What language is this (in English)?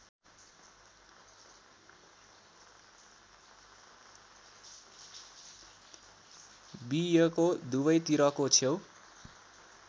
Nepali